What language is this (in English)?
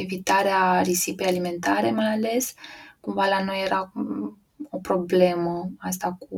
Romanian